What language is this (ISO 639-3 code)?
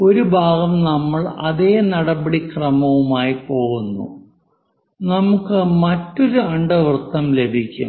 mal